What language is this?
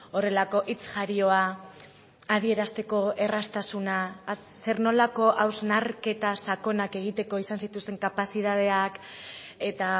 Basque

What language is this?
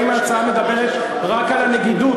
Hebrew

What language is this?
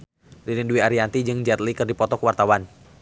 Sundanese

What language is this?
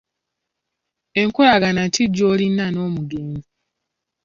Ganda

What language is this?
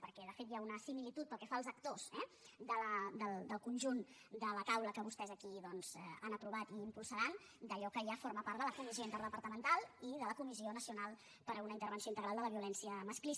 Catalan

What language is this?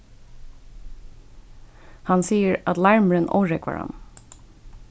Faroese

